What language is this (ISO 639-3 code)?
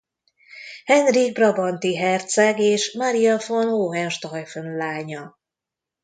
hun